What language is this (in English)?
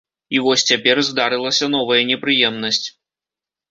Belarusian